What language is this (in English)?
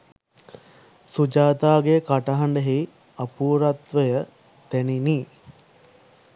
Sinhala